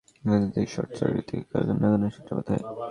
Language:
Bangla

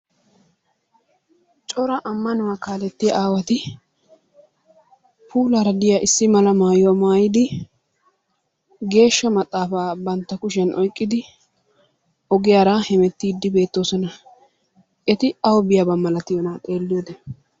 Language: Wolaytta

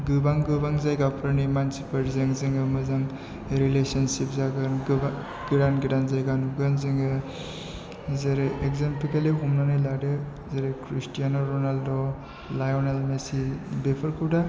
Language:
Bodo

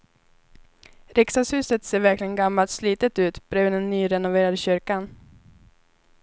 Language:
Swedish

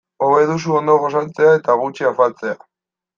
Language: Basque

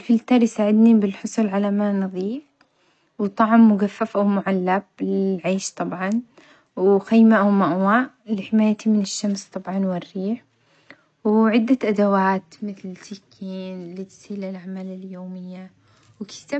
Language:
Omani Arabic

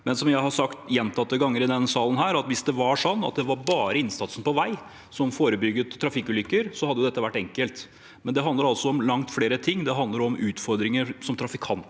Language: Norwegian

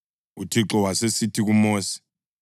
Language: North Ndebele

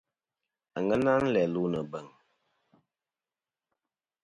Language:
Kom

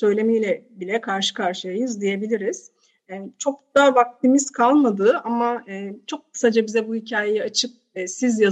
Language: Turkish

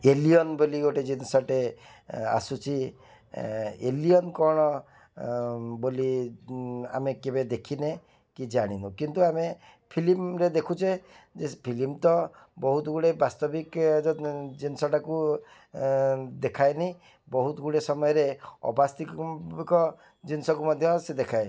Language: Odia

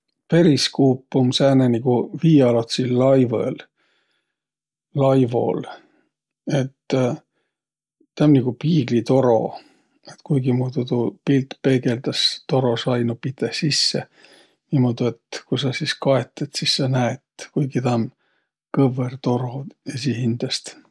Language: Võro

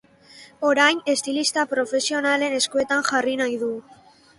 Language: Basque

